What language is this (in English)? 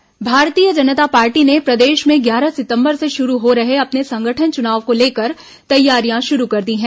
Hindi